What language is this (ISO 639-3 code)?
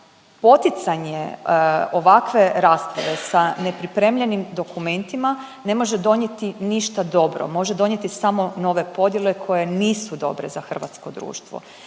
hrv